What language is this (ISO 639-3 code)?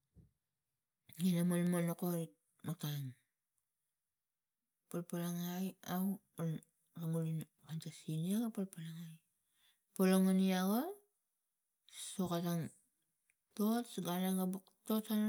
tgc